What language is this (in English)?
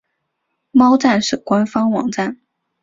Chinese